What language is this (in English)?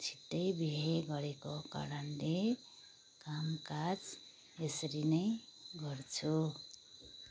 Nepali